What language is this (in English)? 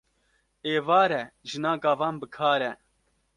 Kurdish